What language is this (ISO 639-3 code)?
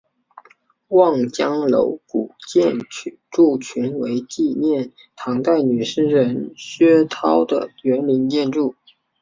zho